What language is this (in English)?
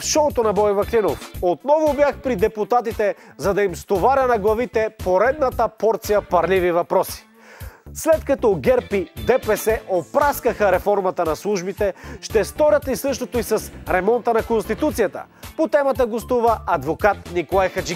Bulgarian